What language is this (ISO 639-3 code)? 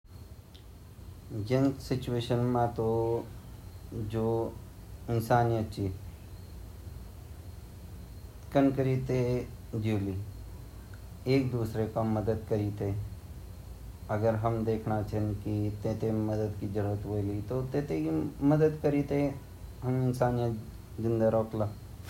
gbm